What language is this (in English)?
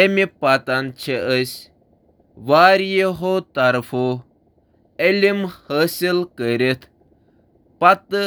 Kashmiri